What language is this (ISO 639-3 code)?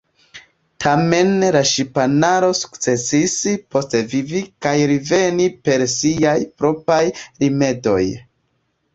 epo